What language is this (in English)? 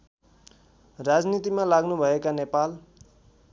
Nepali